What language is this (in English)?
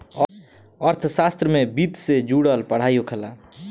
Bhojpuri